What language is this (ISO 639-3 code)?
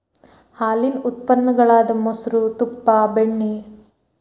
kan